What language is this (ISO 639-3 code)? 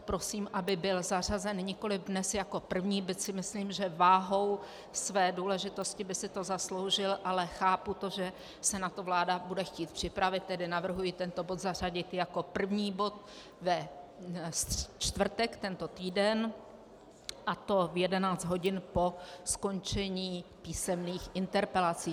ces